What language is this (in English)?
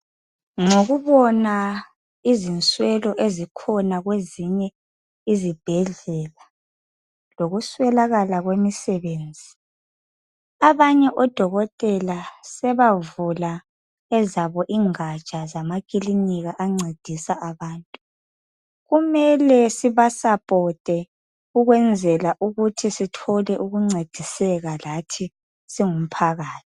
North Ndebele